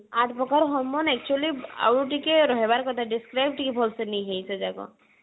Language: Odia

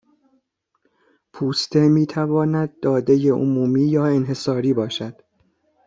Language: Persian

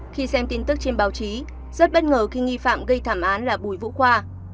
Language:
Vietnamese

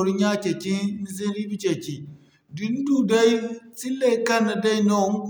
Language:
Zarma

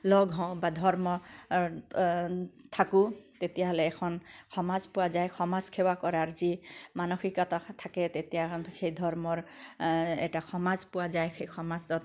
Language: Assamese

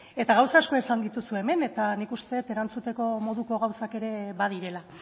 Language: Basque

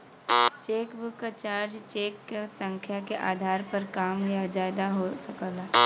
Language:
Bhojpuri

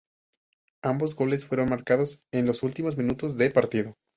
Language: Spanish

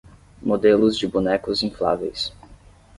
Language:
Portuguese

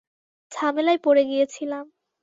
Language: Bangla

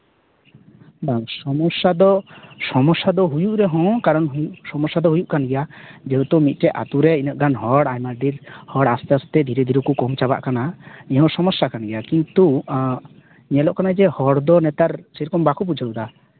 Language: Santali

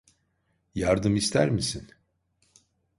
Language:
Turkish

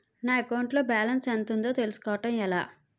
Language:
Telugu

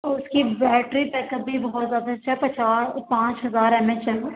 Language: Urdu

